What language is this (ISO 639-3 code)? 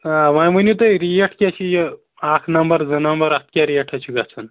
kas